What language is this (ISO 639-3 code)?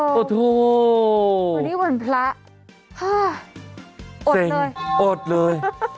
tha